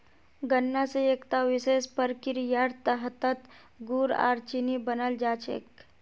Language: Magahi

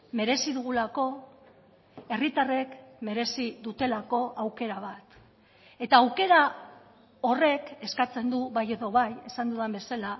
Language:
Basque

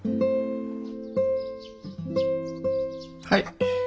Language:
Japanese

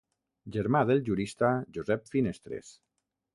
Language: Catalan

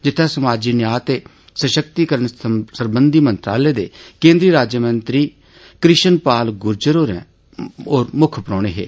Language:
Dogri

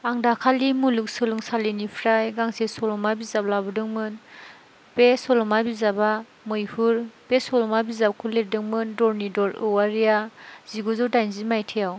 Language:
Bodo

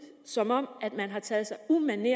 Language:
Danish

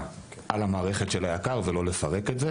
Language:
Hebrew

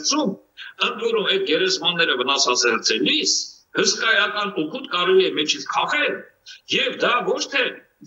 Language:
Romanian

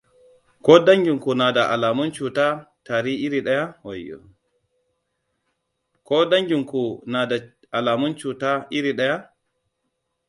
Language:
Hausa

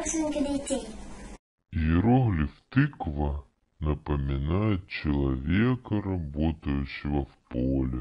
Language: Russian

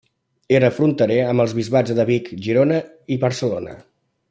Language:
Catalan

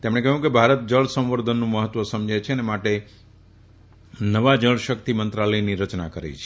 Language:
Gujarati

